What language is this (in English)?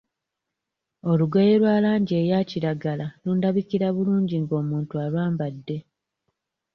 Ganda